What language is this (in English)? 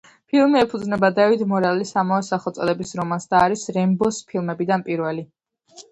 Georgian